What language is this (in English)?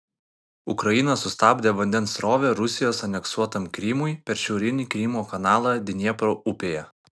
Lithuanian